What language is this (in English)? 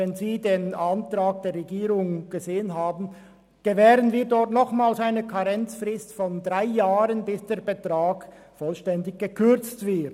Swiss German